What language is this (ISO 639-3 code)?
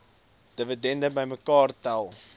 afr